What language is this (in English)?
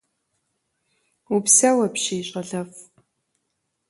Kabardian